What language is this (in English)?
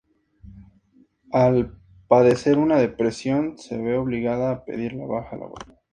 Spanish